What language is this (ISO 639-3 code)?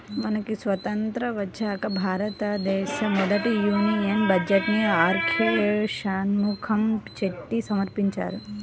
tel